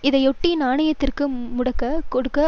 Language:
Tamil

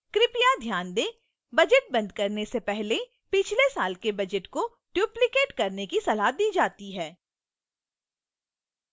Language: Hindi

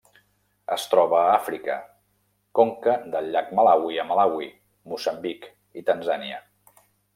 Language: Catalan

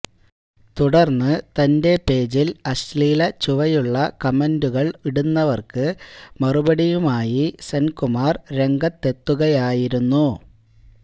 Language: Malayalam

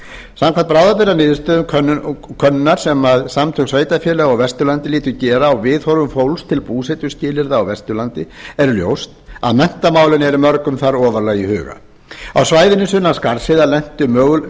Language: Icelandic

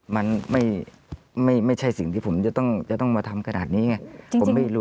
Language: Thai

